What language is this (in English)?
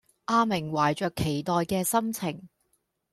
Cantonese